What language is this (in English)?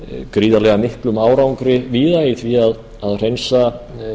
Icelandic